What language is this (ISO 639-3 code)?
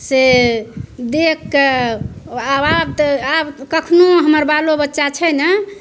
mai